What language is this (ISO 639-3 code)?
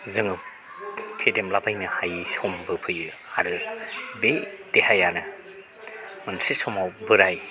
brx